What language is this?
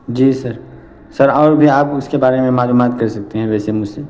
Urdu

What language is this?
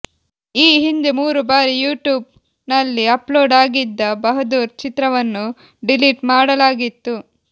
Kannada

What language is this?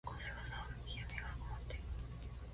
Japanese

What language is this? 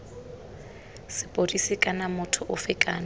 Tswana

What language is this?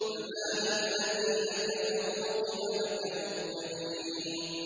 Arabic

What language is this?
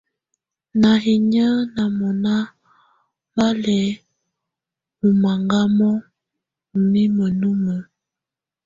Tunen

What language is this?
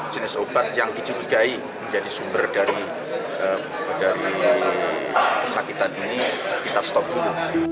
Indonesian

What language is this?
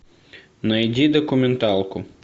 Russian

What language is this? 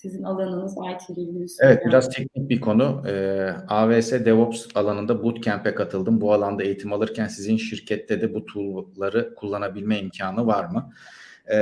Turkish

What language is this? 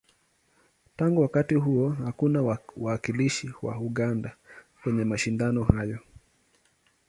Swahili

